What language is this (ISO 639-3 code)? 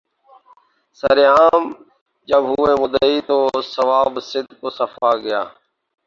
urd